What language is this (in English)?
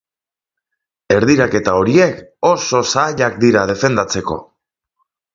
Basque